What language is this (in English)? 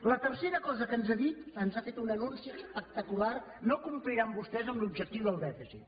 Catalan